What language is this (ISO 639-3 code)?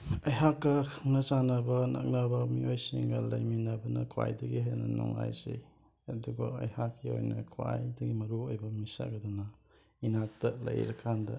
mni